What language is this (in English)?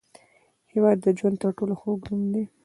Pashto